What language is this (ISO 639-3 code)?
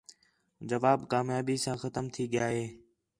xhe